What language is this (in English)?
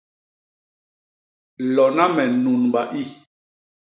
Basaa